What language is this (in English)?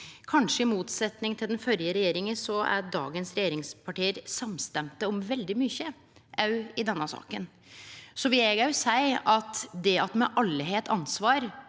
Norwegian